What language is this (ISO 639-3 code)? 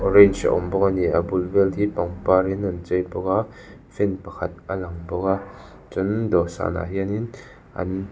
lus